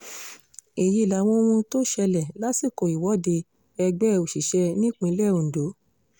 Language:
Yoruba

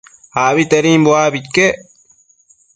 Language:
Matsés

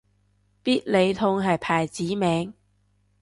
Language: Cantonese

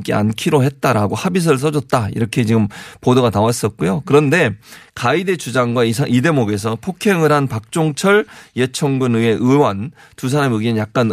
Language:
Korean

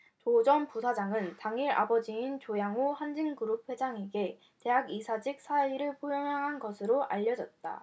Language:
Korean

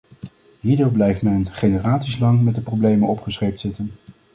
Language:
Dutch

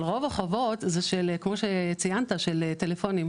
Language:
Hebrew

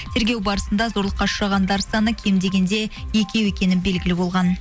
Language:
Kazakh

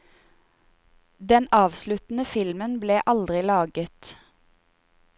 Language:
Norwegian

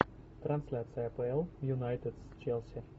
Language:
Russian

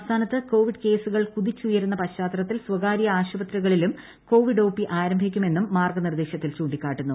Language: Malayalam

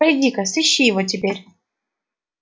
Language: Russian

